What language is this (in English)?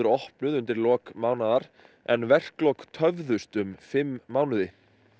Icelandic